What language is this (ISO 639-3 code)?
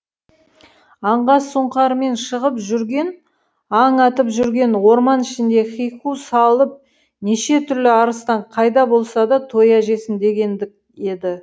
kaz